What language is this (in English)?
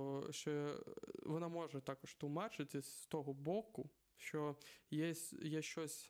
Ukrainian